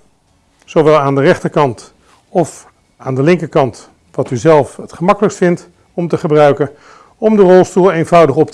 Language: Dutch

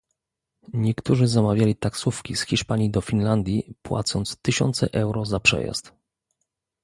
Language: Polish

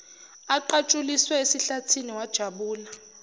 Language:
Zulu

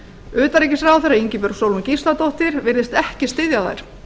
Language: Icelandic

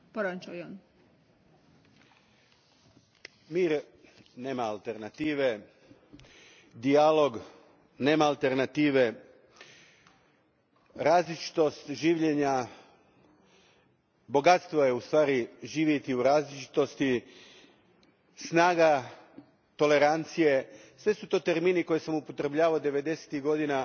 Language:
Croatian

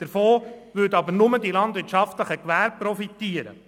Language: Swiss German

